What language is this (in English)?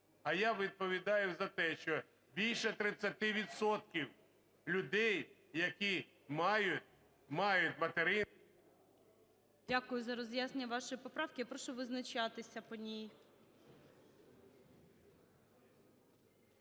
Ukrainian